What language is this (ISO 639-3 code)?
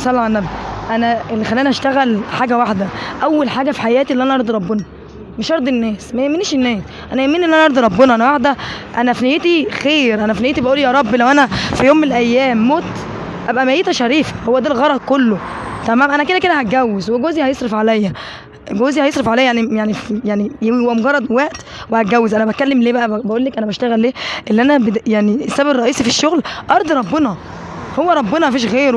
ara